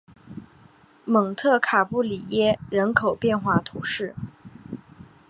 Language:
Chinese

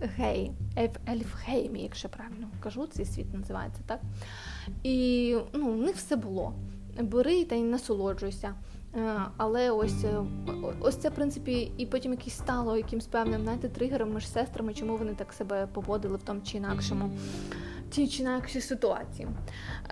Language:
Ukrainian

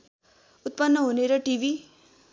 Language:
Nepali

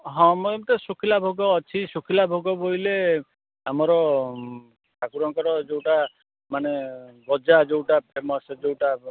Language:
Odia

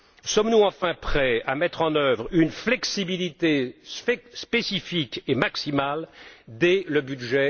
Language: French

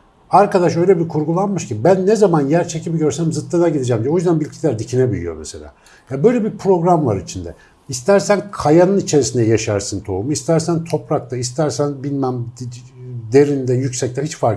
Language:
Turkish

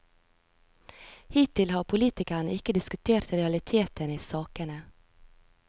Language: Norwegian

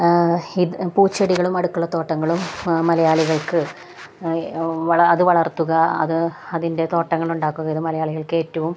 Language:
Malayalam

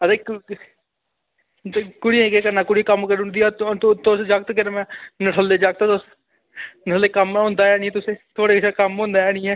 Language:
Dogri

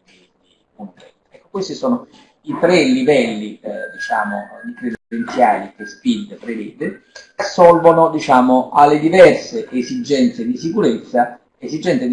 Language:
Italian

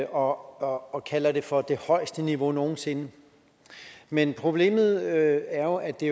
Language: Danish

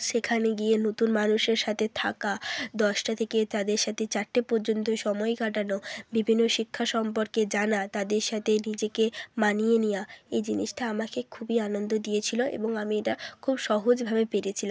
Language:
Bangla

